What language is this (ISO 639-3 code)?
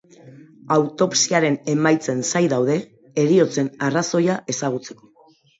eus